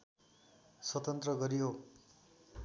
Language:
Nepali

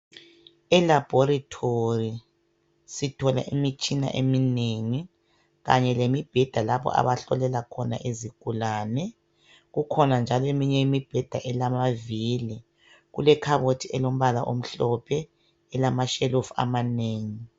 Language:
North Ndebele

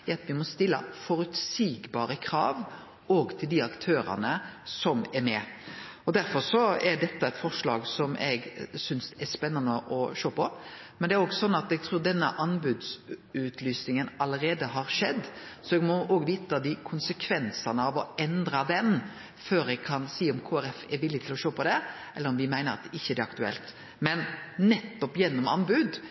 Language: Norwegian Nynorsk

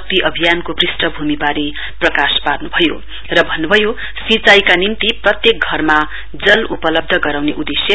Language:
Nepali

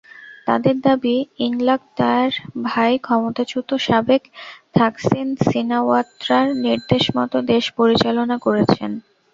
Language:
Bangla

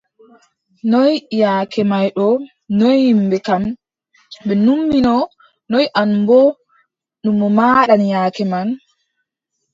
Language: Adamawa Fulfulde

